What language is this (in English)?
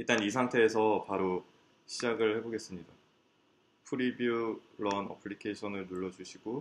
Korean